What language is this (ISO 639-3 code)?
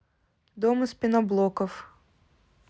rus